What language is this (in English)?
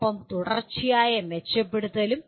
Malayalam